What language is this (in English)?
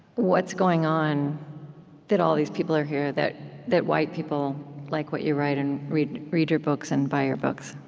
English